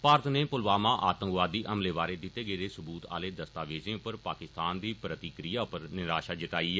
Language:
Dogri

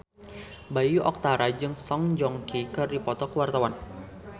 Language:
Sundanese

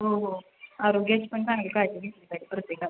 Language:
Marathi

